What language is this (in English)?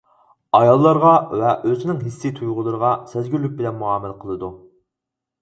Uyghur